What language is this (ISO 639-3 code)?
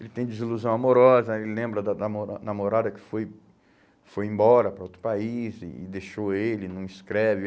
por